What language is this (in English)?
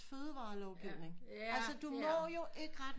Danish